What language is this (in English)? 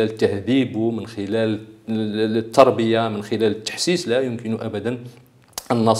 Arabic